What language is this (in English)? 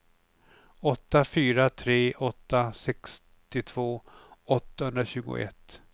Swedish